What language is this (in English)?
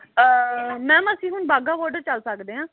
Punjabi